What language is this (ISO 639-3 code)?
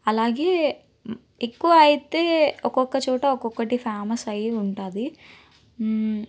tel